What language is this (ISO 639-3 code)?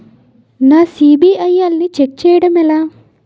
tel